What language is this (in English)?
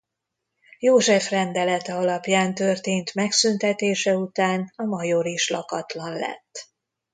Hungarian